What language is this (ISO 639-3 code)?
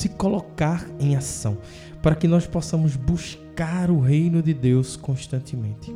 por